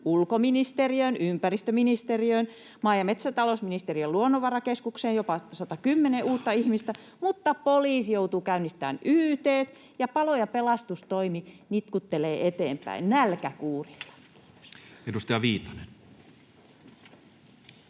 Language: Finnish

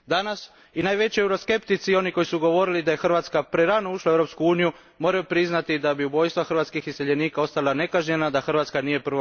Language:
Croatian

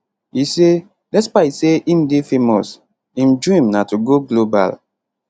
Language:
Nigerian Pidgin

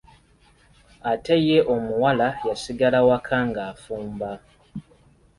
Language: Ganda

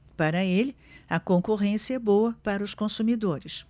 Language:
Portuguese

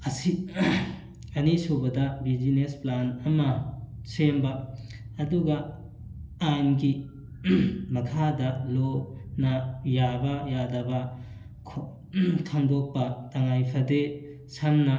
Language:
Manipuri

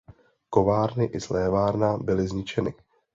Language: Czech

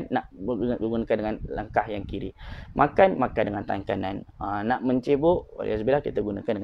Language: Malay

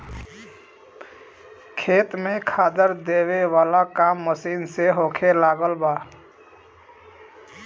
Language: Bhojpuri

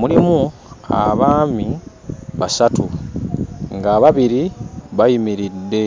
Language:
Ganda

